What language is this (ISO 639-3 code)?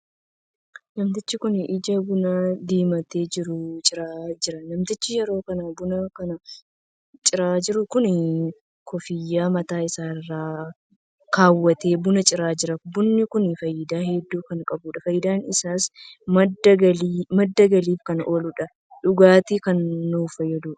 orm